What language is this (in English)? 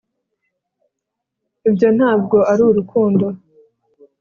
Kinyarwanda